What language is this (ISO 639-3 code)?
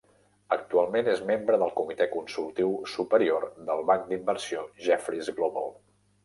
cat